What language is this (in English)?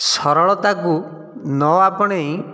Odia